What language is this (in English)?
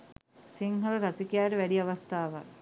Sinhala